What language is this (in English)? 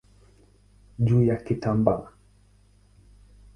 Swahili